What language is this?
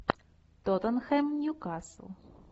Russian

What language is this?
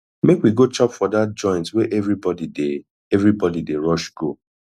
Nigerian Pidgin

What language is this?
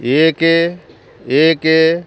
Odia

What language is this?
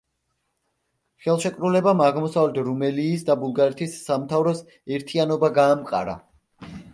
Georgian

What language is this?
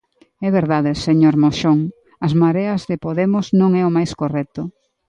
Galician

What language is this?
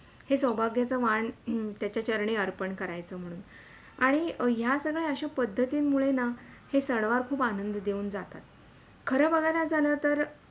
Marathi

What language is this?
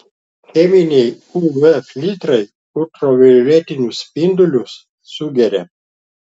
Lithuanian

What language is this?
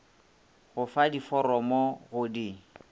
Northern Sotho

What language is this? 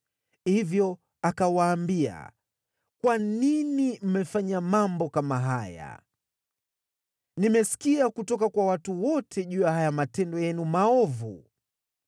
Swahili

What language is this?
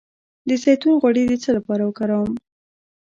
Pashto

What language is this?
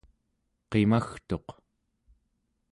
Central Yupik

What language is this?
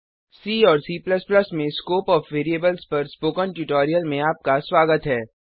Hindi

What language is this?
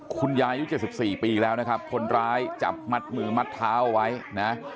Thai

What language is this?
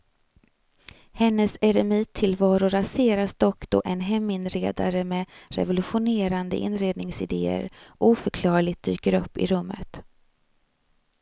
Swedish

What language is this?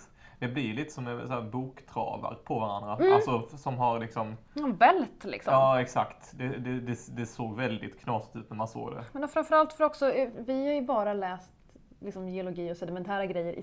Swedish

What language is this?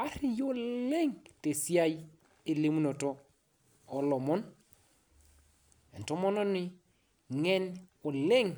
Masai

